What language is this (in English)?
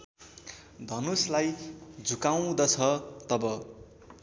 Nepali